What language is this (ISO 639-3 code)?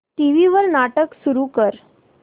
mar